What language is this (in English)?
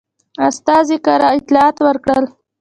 Pashto